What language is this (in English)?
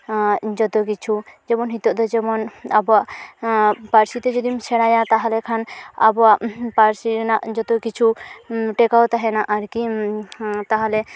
Santali